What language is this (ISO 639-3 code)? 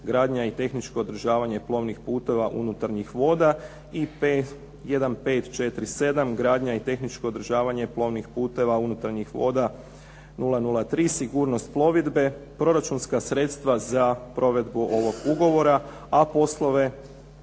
hrv